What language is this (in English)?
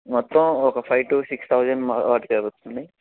Telugu